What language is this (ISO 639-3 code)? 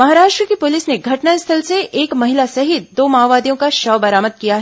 hin